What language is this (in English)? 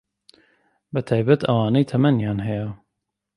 Central Kurdish